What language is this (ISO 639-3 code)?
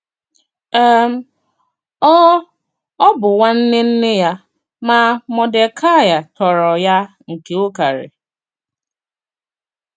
ibo